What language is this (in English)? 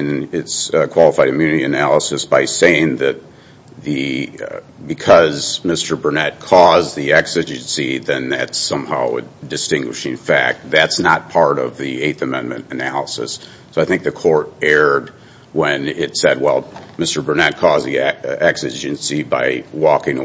English